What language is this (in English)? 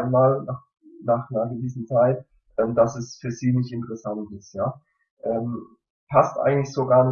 German